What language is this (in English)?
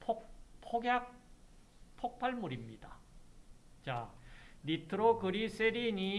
Korean